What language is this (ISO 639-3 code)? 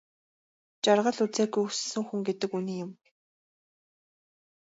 mon